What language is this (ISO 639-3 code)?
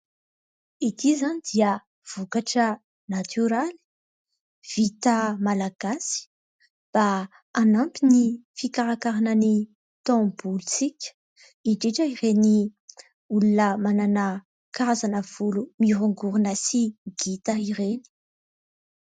mlg